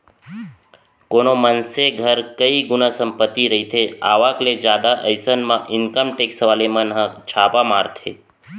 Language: Chhattisgarhi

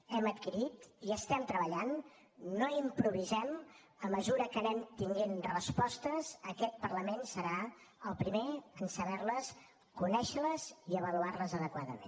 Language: Catalan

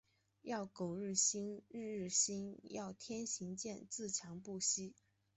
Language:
Chinese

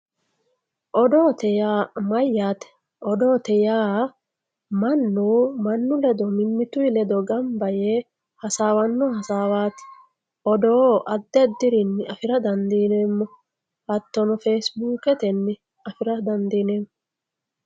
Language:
Sidamo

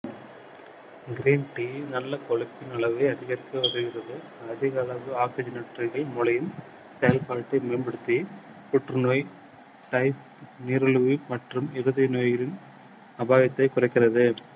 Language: Tamil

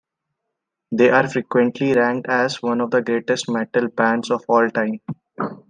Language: English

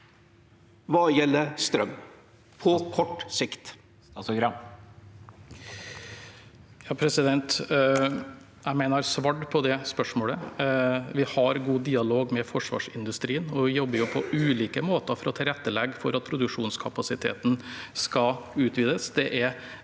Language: Norwegian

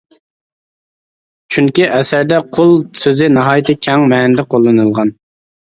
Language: Uyghur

